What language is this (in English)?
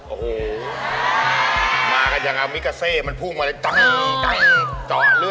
Thai